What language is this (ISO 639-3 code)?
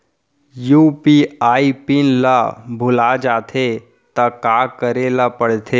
hne